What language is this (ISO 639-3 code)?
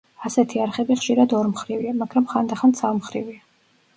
kat